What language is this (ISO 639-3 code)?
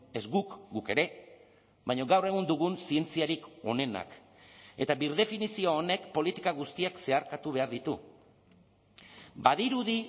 eus